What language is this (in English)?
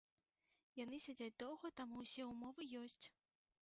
Belarusian